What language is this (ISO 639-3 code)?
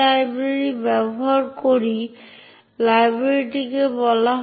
ben